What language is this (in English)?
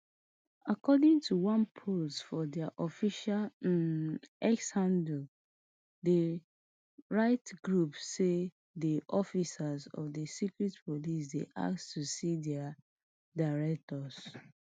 Nigerian Pidgin